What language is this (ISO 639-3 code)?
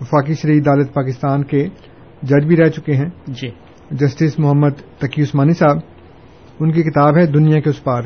urd